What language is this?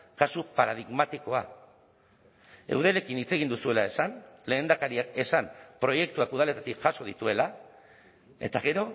Basque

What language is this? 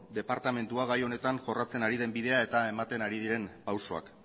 Basque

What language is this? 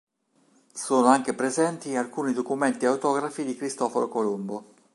Italian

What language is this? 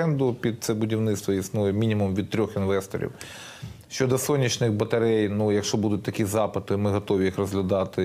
Ukrainian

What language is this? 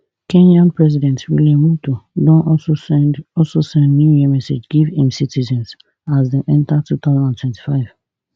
Nigerian Pidgin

